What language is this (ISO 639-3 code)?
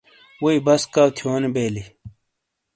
scl